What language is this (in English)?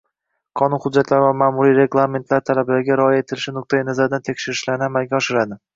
Uzbek